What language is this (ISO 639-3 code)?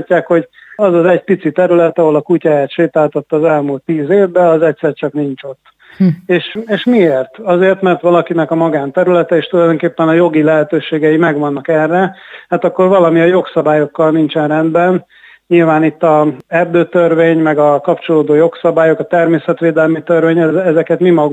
hun